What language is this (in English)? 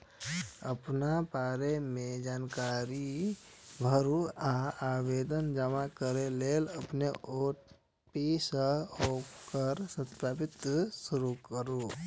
Maithili